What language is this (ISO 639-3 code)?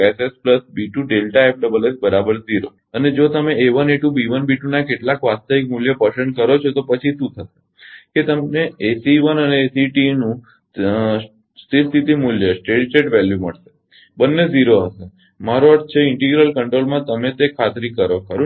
guj